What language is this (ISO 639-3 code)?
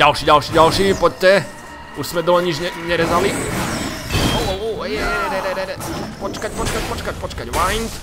slk